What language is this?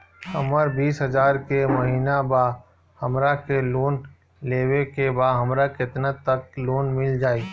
Bhojpuri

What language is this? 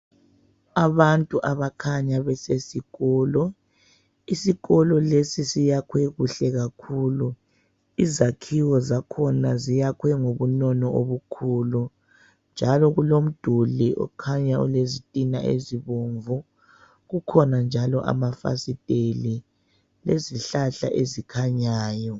North Ndebele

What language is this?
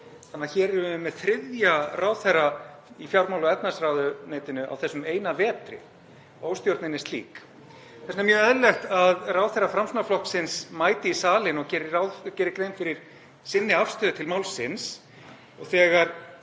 Icelandic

